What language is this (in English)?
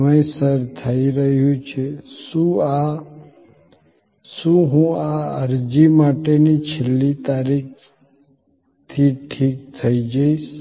Gujarati